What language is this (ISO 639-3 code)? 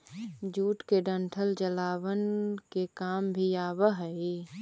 mag